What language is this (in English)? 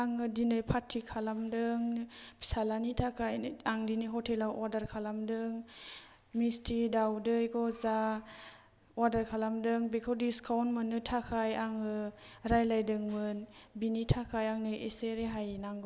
Bodo